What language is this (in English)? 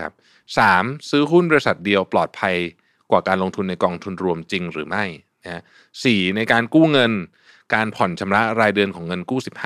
Thai